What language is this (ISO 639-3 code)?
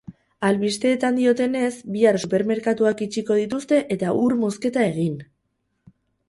eus